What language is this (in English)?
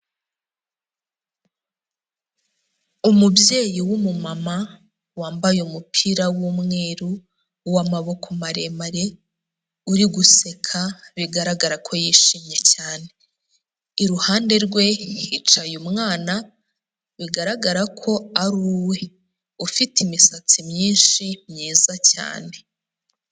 Kinyarwanda